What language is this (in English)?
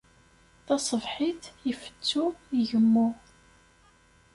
Kabyle